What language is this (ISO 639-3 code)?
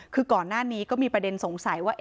tha